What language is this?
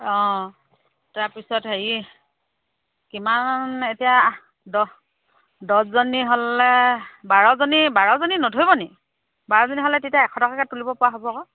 Assamese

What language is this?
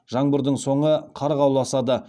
Kazakh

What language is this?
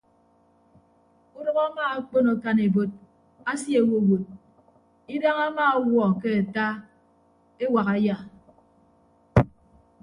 Ibibio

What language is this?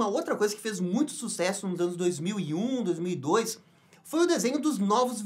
Portuguese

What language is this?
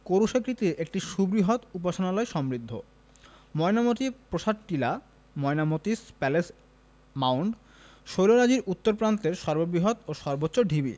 Bangla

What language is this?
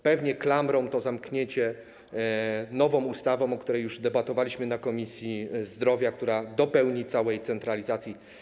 Polish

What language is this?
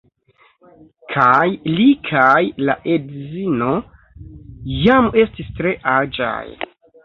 Esperanto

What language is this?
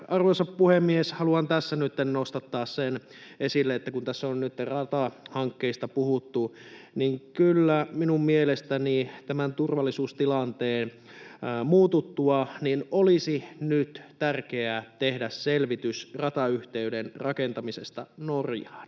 Finnish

